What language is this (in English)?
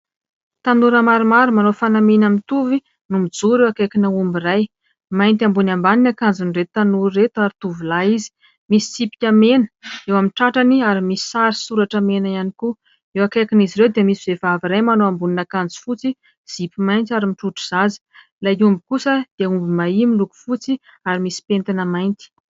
Malagasy